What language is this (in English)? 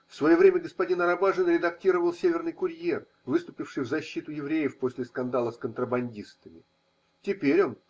Russian